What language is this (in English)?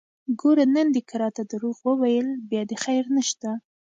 Pashto